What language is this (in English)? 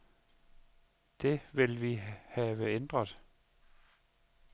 Danish